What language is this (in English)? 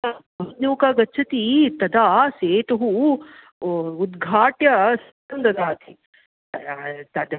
Sanskrit